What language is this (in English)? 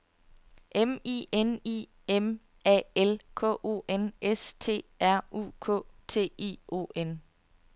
Danish